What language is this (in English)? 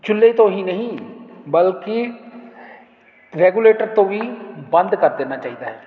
Punjabi